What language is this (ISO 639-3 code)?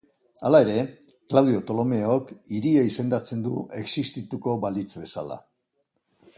eus